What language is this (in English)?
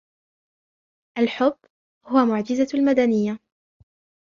Arabic